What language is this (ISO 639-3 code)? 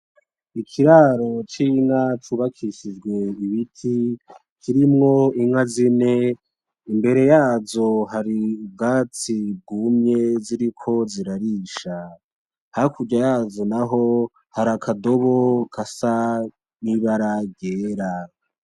run